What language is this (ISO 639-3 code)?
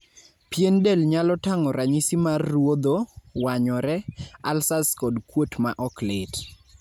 luo